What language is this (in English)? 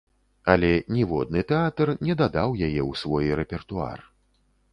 Belarusian